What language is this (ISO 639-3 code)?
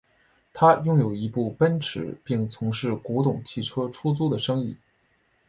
zho